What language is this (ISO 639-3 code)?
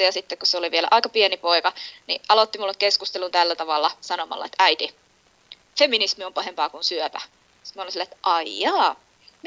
fin